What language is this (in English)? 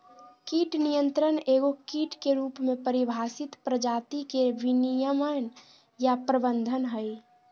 Magahi